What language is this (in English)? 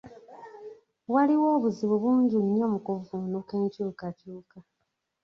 Ganda